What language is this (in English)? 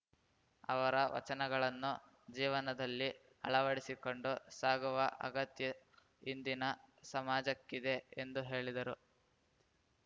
Kannada